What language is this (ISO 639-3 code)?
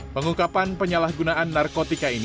ind